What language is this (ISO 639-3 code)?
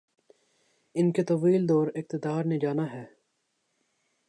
urd